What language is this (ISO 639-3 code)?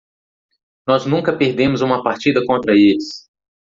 por